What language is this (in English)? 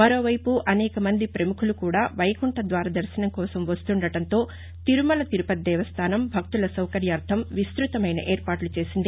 Telugu